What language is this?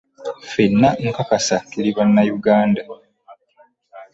Ganda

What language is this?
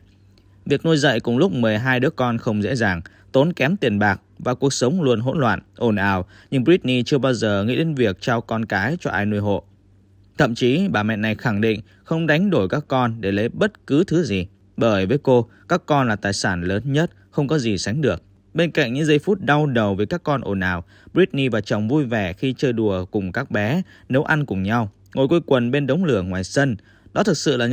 Vietnamese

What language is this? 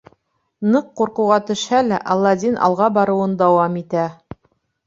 Bashkir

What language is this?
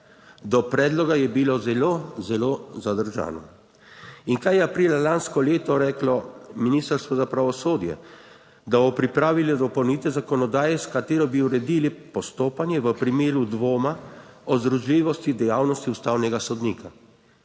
Slovenian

